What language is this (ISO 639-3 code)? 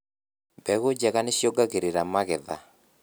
kik